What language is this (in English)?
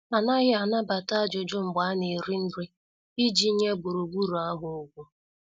Igbo